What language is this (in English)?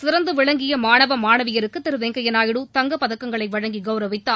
Tamil